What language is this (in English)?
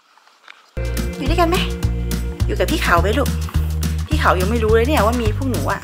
Thai